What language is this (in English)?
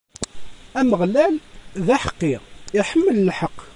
Kabyle